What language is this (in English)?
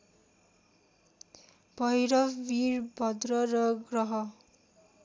Nepali